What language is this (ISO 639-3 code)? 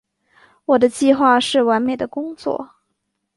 zho